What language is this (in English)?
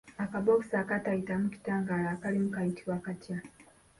Ganda